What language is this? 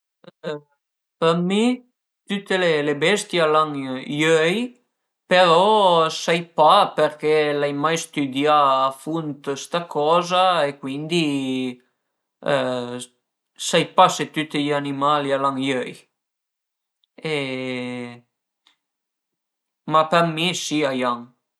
Piedmontese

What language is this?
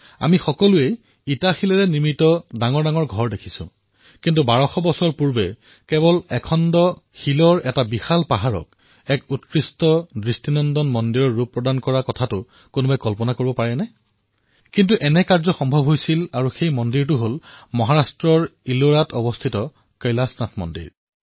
Assamese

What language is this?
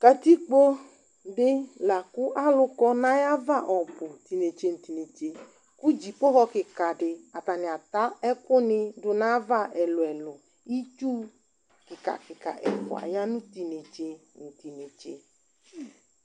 Ikposo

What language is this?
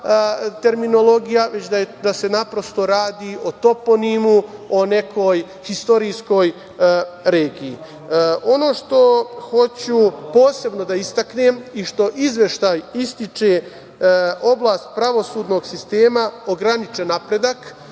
Serbian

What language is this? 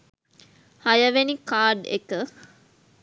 Sinhala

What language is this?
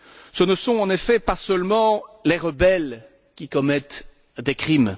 French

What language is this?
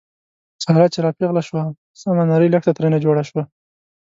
Pashto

